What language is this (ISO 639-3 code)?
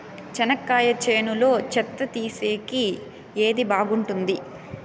tel